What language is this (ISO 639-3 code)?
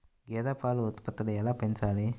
tel